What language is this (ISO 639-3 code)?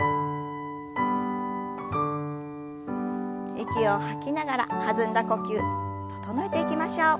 jpn